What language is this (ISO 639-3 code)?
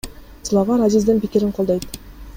kir